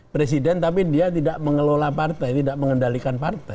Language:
Indonesian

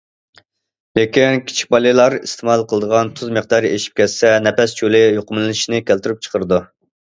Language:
Uyghur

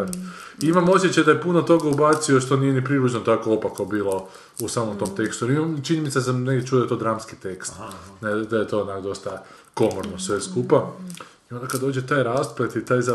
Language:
Croatian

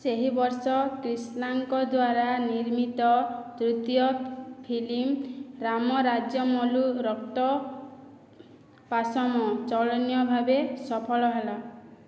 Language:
Odia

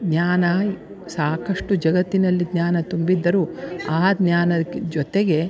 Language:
Kannada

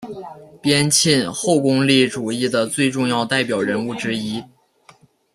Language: Chinese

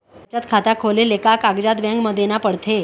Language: Chhattisgarhi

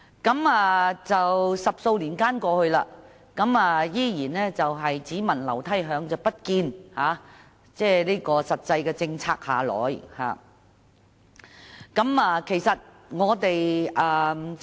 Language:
Cantonese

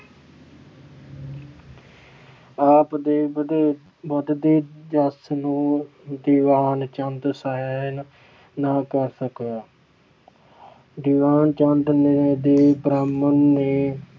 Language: Punjabi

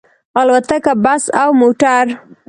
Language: Pashto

